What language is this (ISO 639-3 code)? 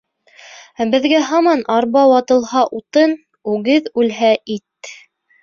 bak